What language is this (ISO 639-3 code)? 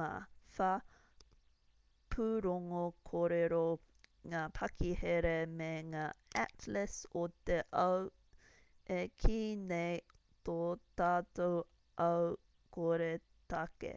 mri